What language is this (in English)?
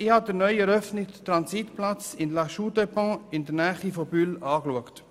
Swiss German